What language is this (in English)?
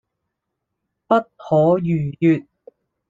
Cantonese